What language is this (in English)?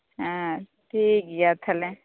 Santali